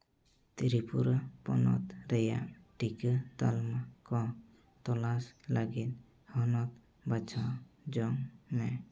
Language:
Santali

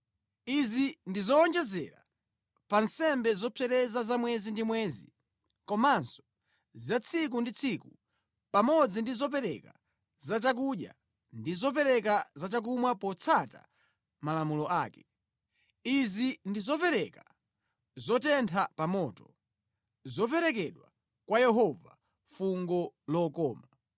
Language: Nyanja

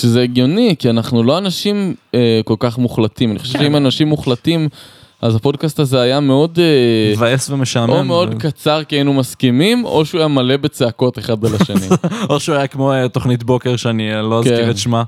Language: Hebrew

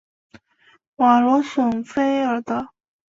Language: Chinese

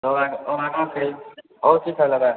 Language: Maithili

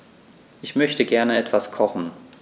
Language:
German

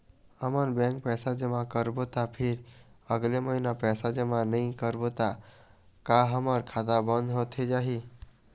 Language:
Chhattisgarhi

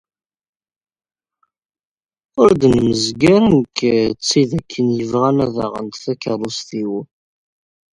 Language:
Kabyle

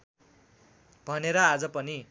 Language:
Nepali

